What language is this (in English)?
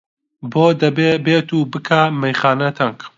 Central Kurdish